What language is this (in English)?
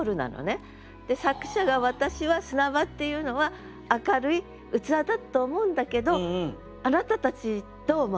Japanese